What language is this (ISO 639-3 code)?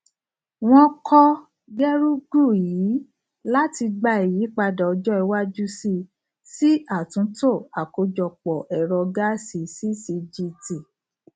yor